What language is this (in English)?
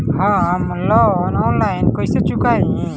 Bhojpuri